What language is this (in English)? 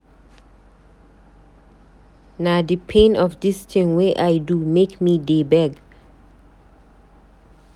Nigerian Pidgin